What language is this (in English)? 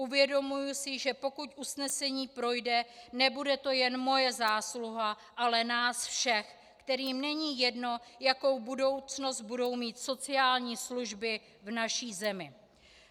Czech